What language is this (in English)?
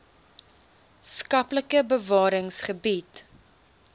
Afrikaans